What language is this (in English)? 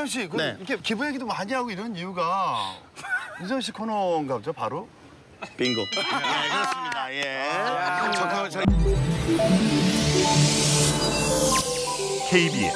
Korean